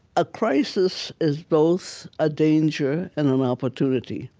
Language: English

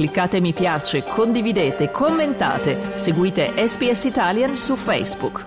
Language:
Italian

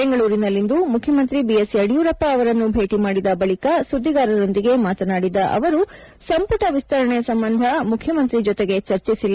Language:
Kannada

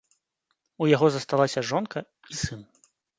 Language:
Belarusian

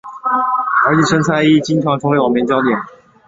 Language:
Chinese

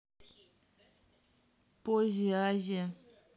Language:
Russian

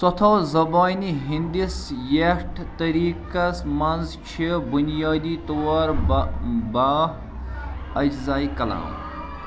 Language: Kashmiri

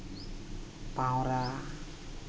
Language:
Santali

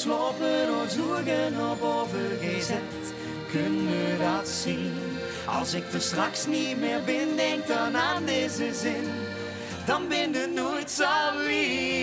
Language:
Czech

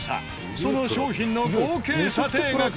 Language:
Japanese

